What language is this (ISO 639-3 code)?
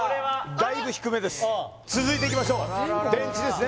jpn